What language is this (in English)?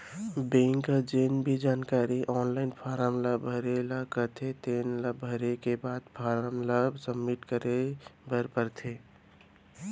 Chhattisgarhi